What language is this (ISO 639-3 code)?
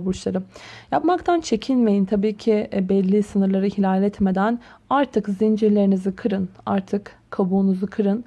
tur